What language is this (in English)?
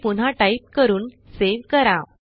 Marathi